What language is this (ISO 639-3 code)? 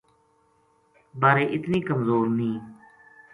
gju